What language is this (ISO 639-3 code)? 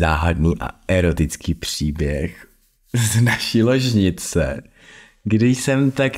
ces